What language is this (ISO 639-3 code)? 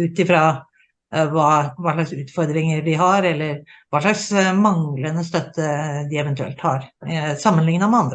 nor